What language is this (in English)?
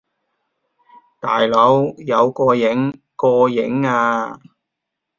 Cantonese